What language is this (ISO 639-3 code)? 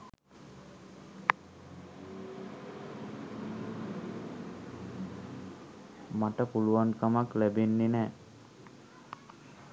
sin